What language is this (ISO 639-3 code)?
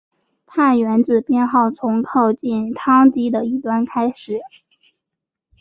zho